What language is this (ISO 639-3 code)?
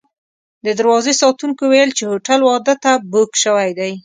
pus